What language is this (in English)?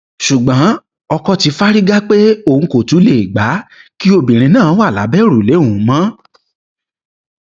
Yoruba